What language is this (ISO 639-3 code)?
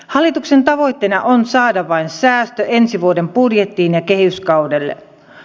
fin